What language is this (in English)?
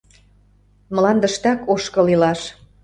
Mari